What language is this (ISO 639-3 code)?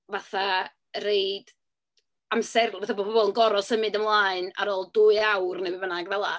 cym